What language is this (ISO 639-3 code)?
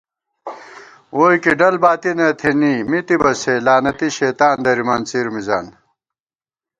gwt